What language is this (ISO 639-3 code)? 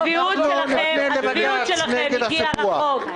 heb